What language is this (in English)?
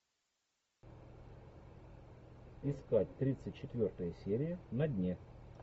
Russian